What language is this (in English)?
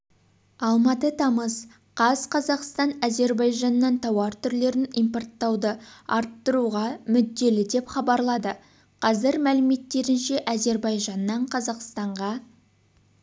Kazakh